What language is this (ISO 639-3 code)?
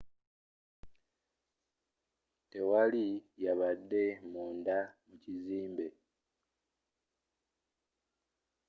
lug